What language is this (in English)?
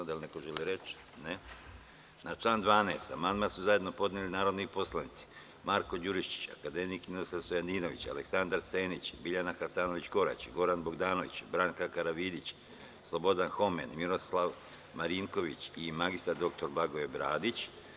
Serbian